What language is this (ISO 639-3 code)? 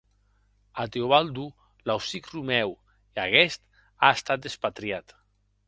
oci